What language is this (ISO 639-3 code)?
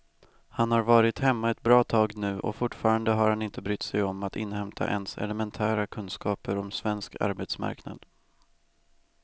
swe